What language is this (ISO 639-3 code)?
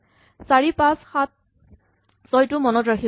asm